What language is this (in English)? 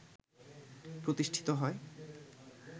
Bangla